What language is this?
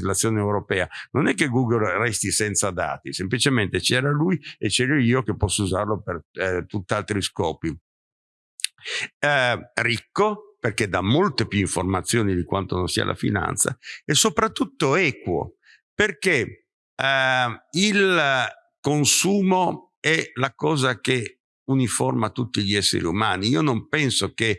Italian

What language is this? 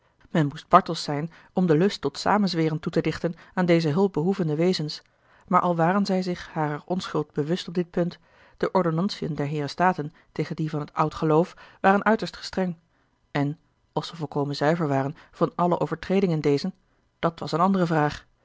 Dutch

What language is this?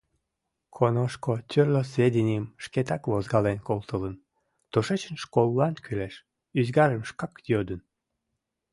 Mari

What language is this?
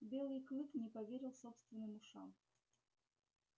Russian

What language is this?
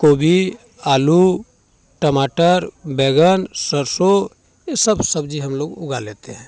Hindi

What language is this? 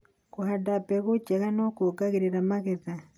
Kikuyu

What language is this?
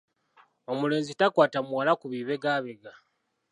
Ganda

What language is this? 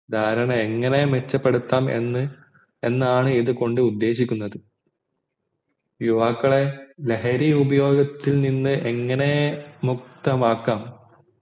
Malayalam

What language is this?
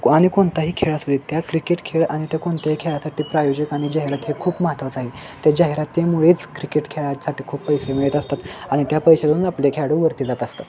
Marathi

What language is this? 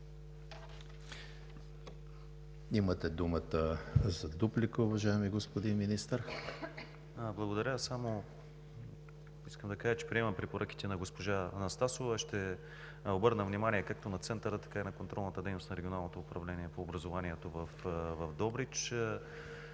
Bulgarian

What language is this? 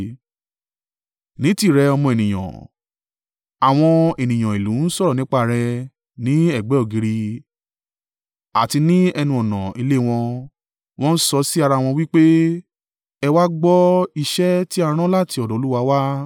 Yoruba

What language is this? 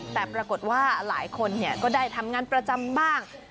Thai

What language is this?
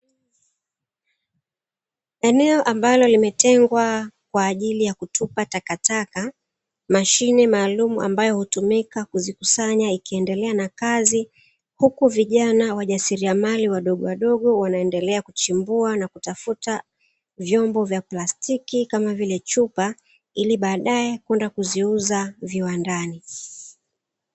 Swahili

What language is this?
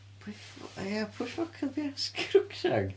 Welsh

